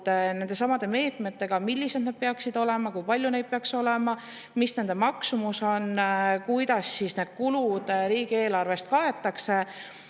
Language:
Estonian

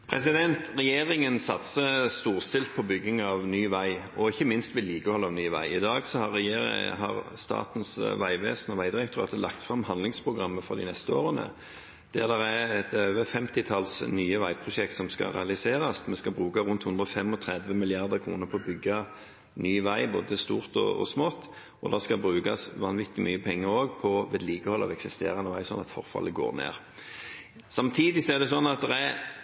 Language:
Norwegian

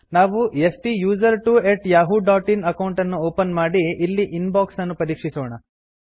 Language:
Kannada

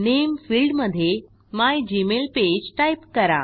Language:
Marathi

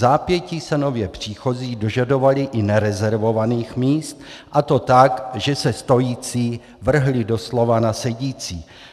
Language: Czech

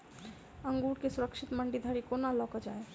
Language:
Maithili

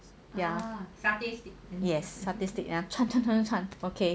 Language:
English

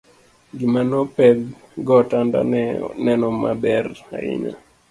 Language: Luo (Kenya and Tanzania)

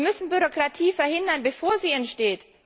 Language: German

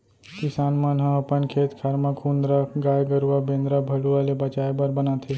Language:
Chhattisgarhi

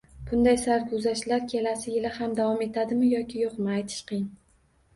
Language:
Uzbek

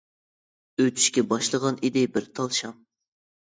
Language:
Uyghur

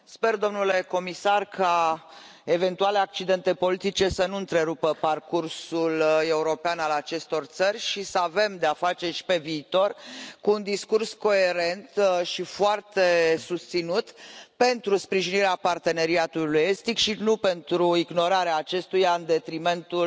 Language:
Romanian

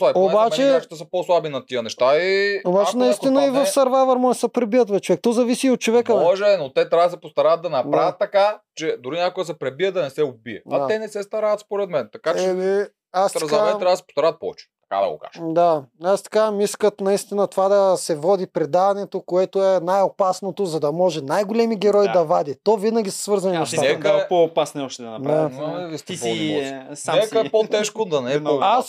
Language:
Bulgarian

